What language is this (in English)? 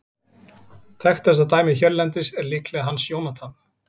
Icelandic